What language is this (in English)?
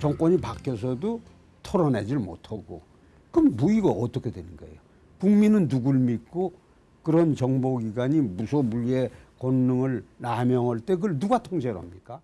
Korean